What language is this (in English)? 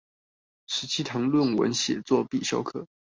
Chinese